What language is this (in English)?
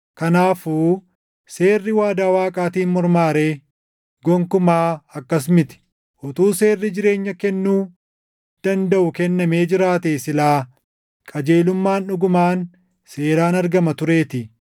Oromo